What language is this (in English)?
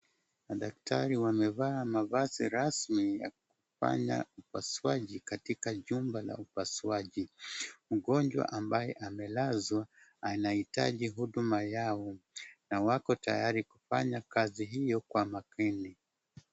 Swahili